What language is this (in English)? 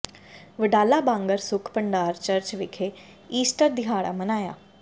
Punjabi